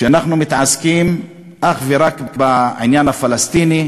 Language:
Hebrew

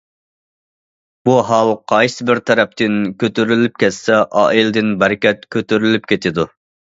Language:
Uyghur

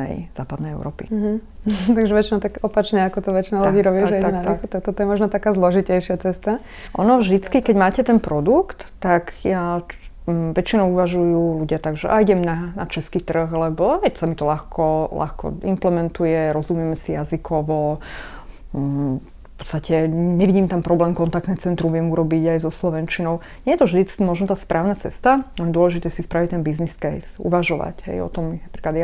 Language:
Slovak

